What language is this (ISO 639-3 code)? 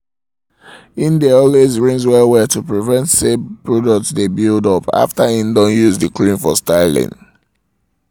pcm